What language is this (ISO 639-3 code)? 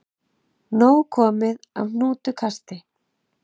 isl